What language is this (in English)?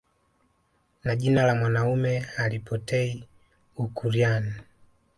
Swahili